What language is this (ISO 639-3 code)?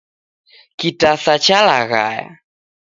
dav